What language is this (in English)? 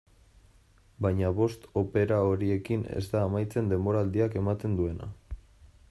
Basque